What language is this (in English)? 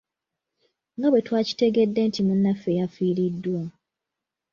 Ganda